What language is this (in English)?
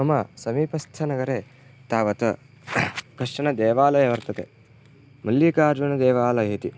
Sanskrit